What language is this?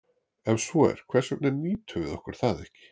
Icelandic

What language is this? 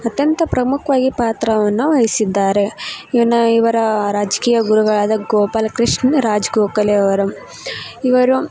Kannada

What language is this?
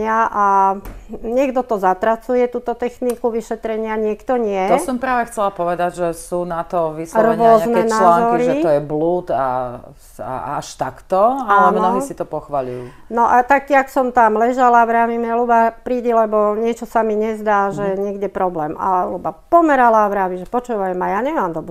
Slovak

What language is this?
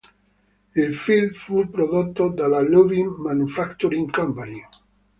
Italian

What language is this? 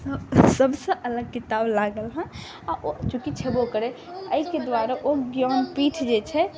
Maithili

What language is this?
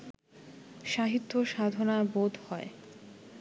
Bangla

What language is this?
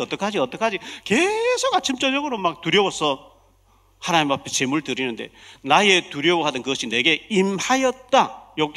Korean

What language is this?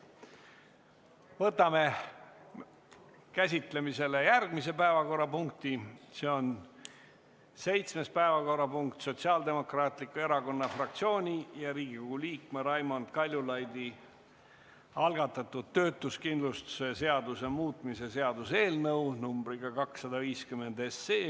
Estonian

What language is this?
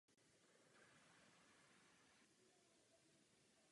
Czech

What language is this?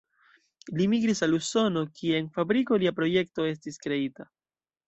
Esperanto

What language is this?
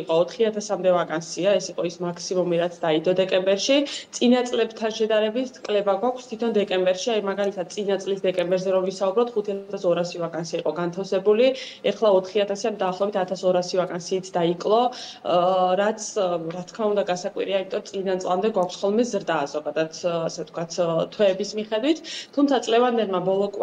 Latvian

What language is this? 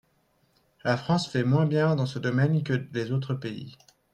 French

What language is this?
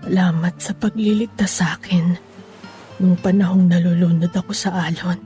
Filipino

